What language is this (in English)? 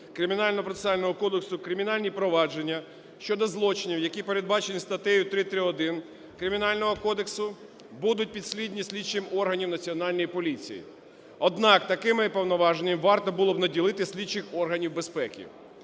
Ukrainian